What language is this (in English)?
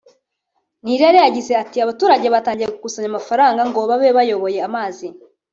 Kinyarwanda